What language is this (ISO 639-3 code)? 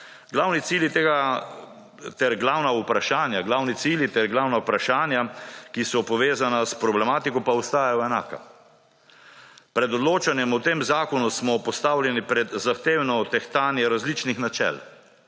slv